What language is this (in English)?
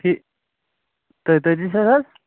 Kashmiri